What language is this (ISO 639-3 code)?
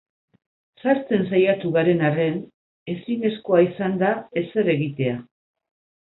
eus